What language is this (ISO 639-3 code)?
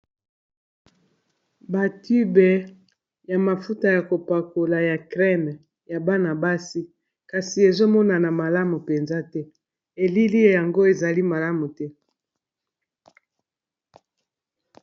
lin